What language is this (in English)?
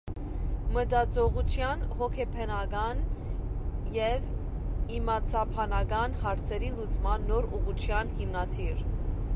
Armenian